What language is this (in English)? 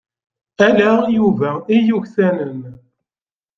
Kabyle